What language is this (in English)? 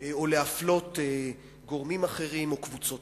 Hebrew